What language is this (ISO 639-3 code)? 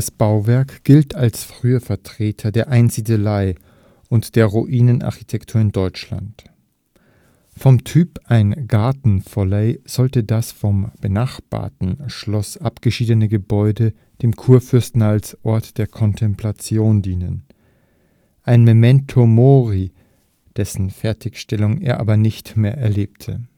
deu